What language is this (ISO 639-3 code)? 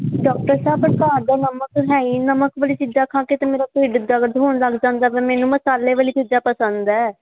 pan